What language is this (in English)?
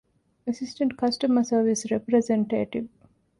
Divehi